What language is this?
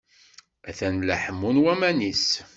Kabyle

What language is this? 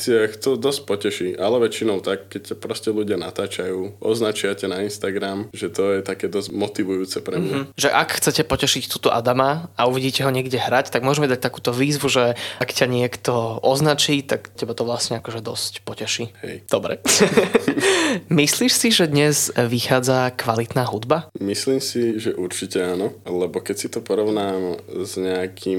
Slovak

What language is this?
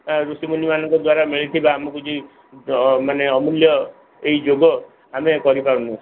Odia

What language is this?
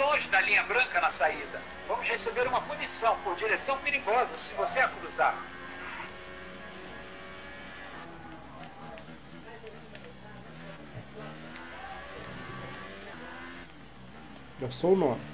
Portuguese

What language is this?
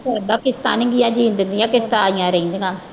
Punjabi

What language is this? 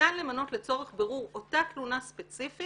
Hebrew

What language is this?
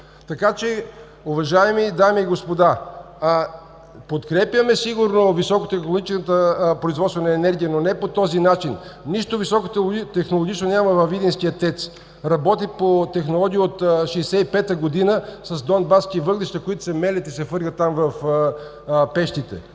Bulgarian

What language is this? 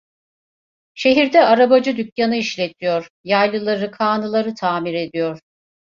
Turkish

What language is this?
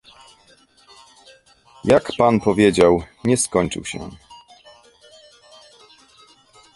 Polish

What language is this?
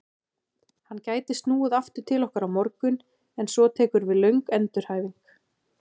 Icelandic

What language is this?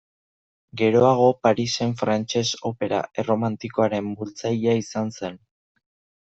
Basque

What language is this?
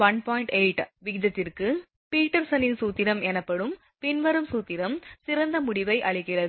Tamil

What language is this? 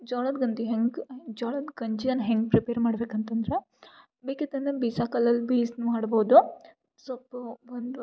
Kannada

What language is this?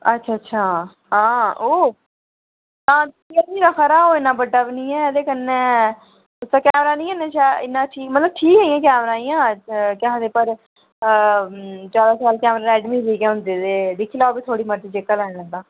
Dogri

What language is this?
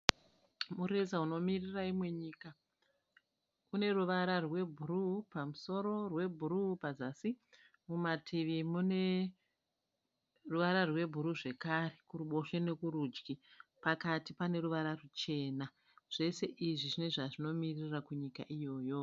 Shona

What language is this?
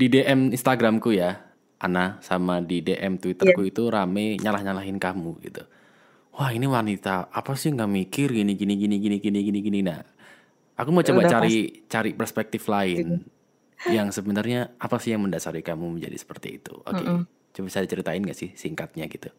Indonesian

